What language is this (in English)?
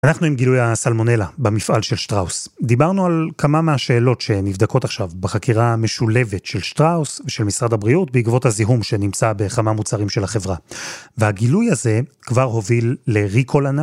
Hebrew